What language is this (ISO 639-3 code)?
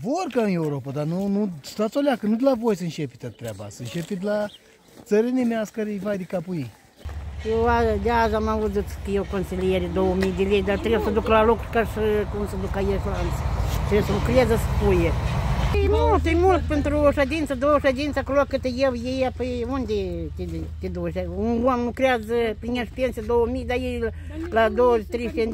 ron